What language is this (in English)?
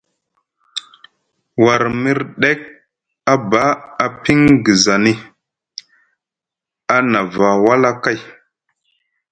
Musgu